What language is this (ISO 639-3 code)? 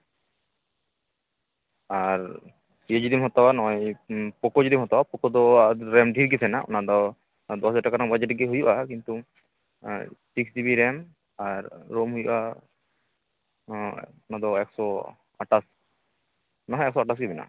sat